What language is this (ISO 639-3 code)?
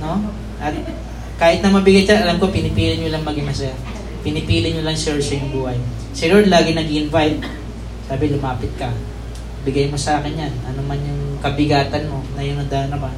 fil